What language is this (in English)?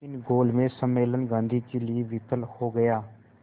Hindi